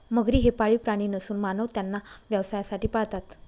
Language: Marathi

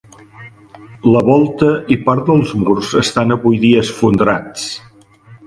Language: Catalan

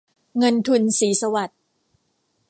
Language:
Thai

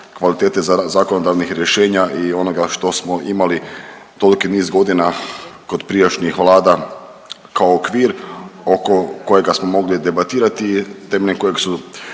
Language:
Croatian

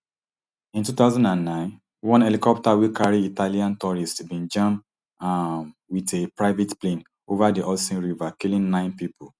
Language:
Nigerian Pidgin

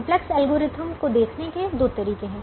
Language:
Hindi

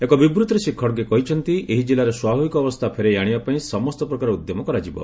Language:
Odia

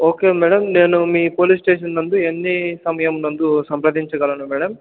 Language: Telugu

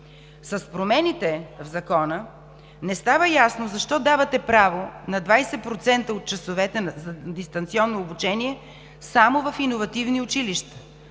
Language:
Bulgarian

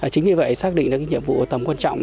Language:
Vietnamese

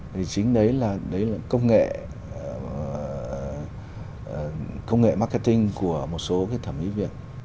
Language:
Vietnamese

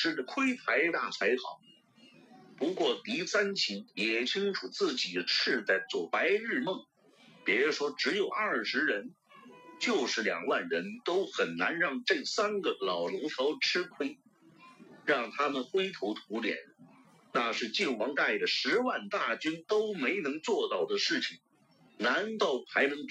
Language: Chinese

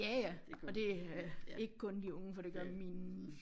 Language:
Danish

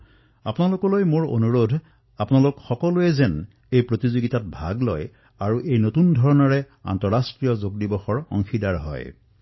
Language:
Assamese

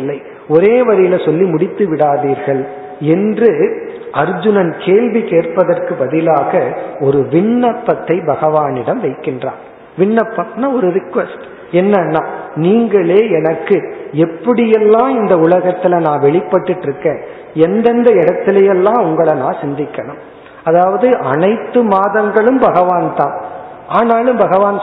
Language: Tamil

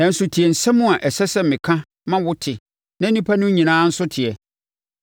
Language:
Akan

